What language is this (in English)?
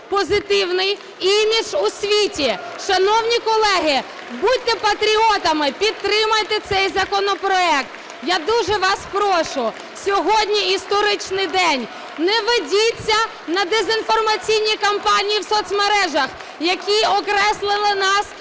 Ukrainian